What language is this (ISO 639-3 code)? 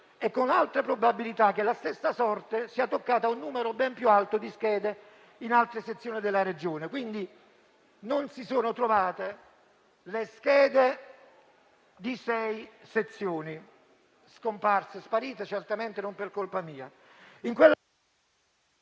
ita